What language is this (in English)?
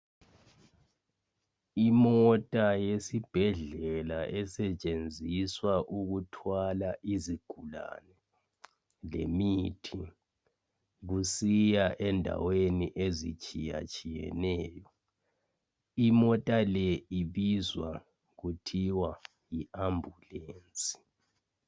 North Ndebele